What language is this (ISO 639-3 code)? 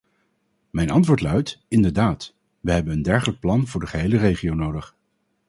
nld